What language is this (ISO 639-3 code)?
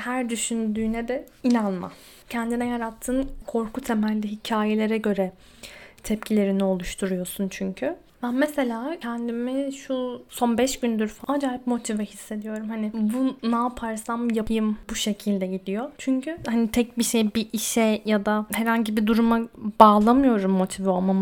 tur